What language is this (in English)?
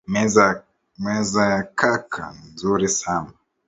Swahili